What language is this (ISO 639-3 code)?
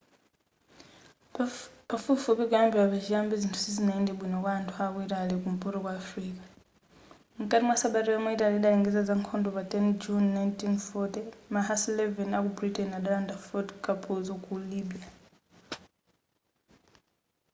nya